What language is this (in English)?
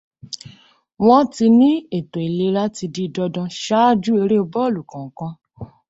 Yoruba